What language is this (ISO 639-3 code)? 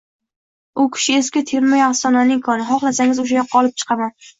uzb